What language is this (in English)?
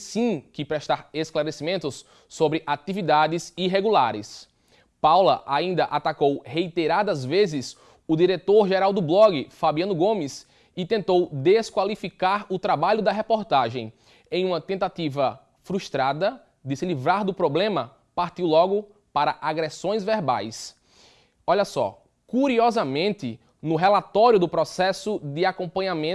Portuguese